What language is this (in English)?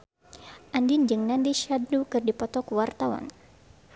Sundanese